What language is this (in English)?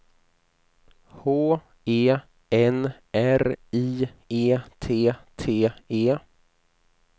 Swedish